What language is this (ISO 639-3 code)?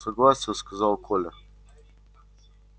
rus